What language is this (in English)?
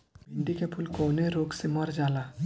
Bhojpuri